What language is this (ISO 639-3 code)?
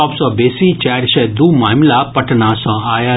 mai